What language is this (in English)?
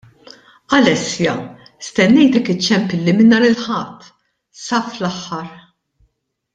Maltese